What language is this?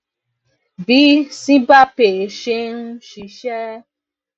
Yoruba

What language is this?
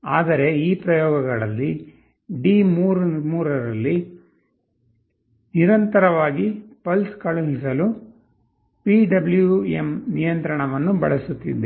Kannada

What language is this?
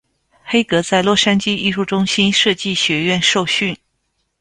Chinese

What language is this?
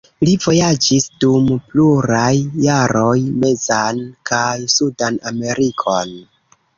Esperanto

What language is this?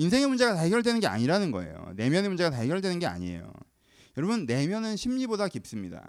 Korean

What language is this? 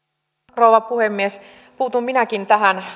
Finnish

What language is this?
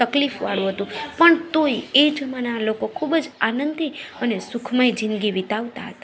Gujarati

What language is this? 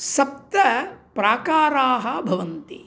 Sanskrit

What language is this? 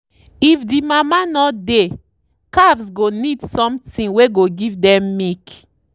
Nigerian Pidgin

